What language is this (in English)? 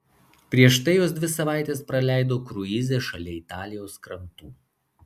Lithuanian